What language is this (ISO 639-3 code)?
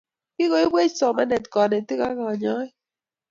kln